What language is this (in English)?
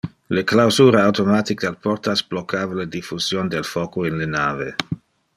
Interlingua